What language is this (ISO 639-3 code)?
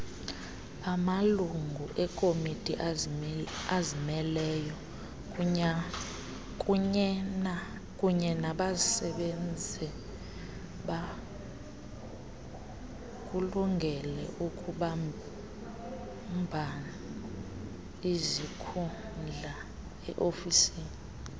xho